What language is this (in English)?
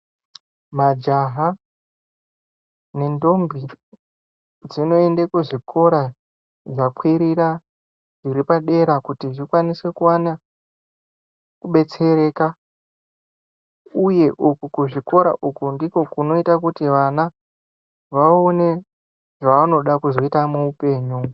Ndau